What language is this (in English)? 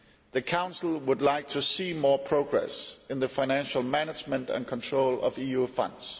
English